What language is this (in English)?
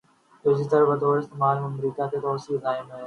Urdu